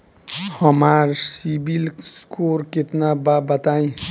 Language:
Bhojpuri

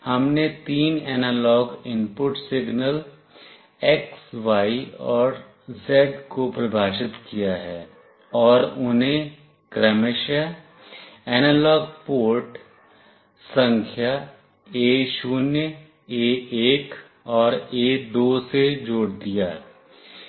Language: Hindi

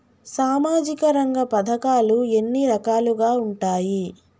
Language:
Telugu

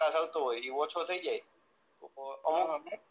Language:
Gujarati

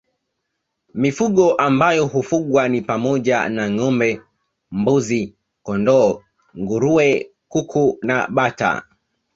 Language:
Swahili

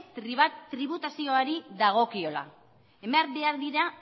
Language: Basque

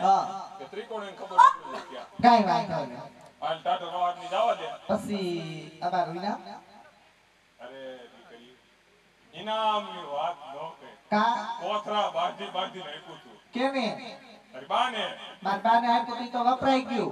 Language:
Gujarati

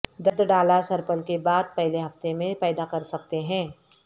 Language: Urdu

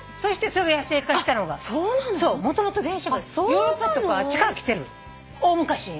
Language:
Japanese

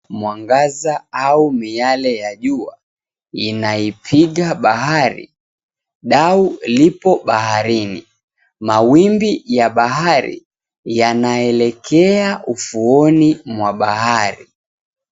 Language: Swahili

